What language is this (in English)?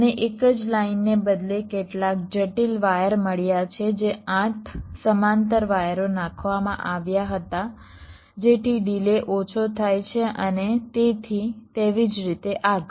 Gujarati